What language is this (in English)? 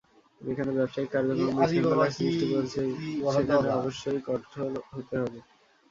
Bangla